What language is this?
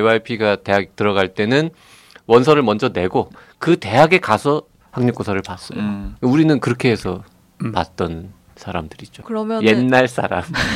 Korean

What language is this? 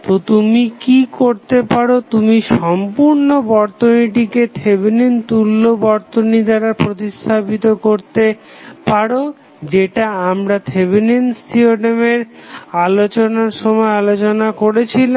Bangla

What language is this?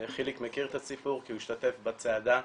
Hebrew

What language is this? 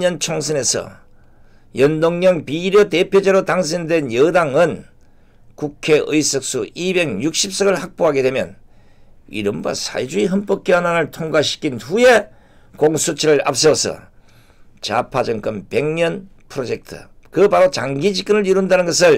Korean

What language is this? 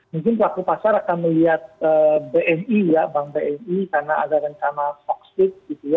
Indonesian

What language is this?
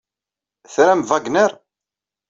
Kabyle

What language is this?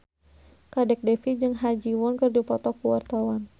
Sundanese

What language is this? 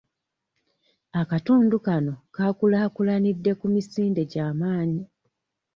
Ganda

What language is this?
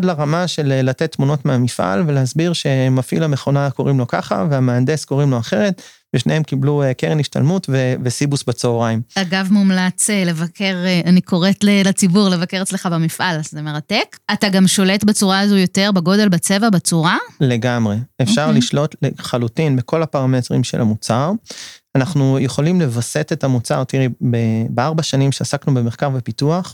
Hebrew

